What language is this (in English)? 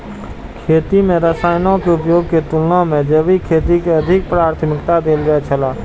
Maithili